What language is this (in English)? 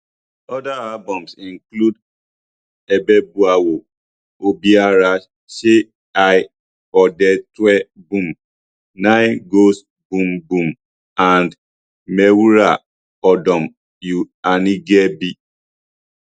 Nigerian Pidgin